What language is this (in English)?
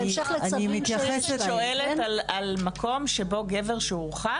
Hebrew